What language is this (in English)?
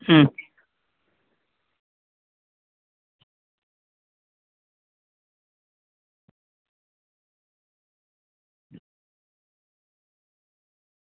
Gujarati